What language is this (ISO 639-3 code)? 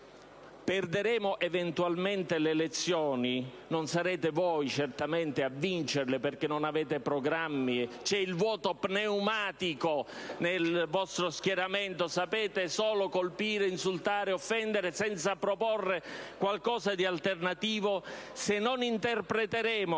ita